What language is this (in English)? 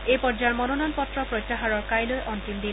Assamese